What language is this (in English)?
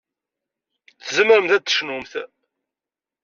Kabyle